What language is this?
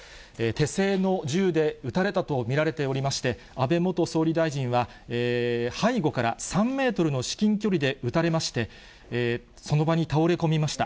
Japanese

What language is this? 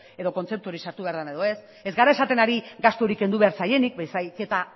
Basque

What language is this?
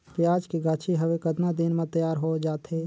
Chhattisgarhi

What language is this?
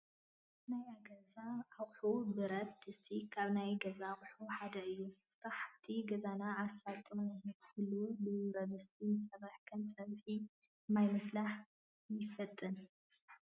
Tigrinya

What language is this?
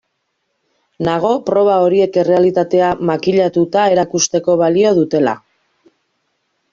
Basque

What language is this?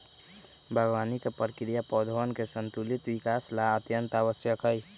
Magahi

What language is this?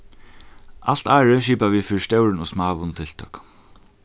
Faroese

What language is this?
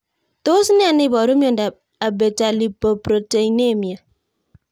Kalenjin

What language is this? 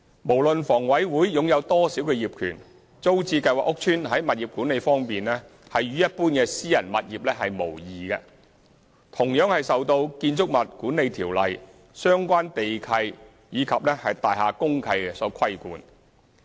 Cantonese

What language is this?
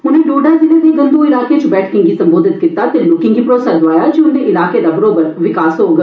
Dogri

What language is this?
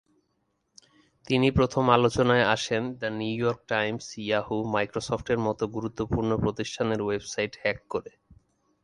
Bangla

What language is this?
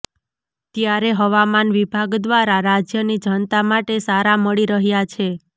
Gujarati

